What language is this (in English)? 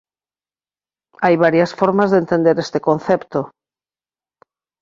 Galician